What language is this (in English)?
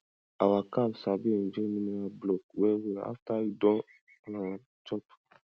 Nigerian Pidgin